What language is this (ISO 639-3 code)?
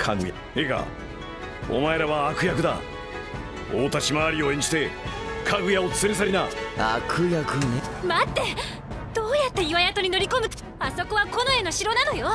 jpn